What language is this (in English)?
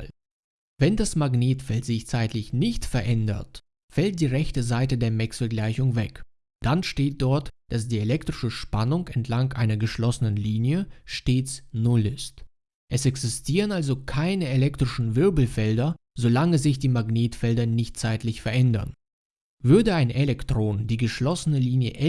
German